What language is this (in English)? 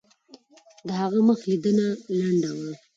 Pashto